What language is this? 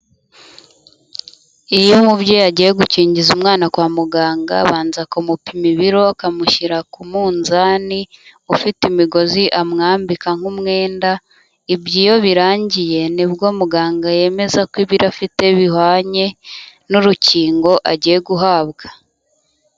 Kinyarwanda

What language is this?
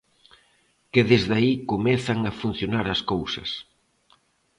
Galician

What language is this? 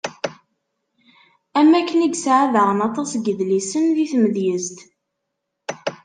Kabyle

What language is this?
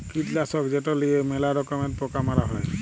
Bangla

